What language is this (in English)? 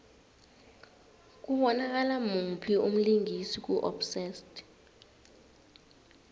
South Ndebele